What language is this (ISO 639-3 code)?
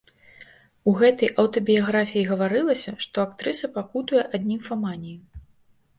bel